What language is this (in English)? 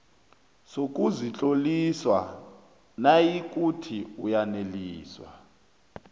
South Ndebele